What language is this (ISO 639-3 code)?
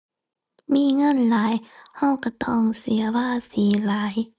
tha